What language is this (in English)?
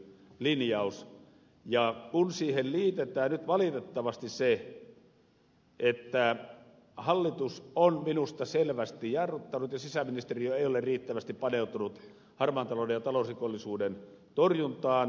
Finnish